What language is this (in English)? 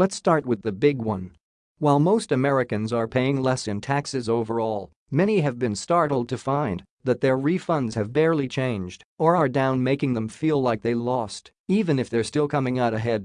English